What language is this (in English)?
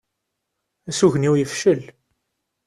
Kabyle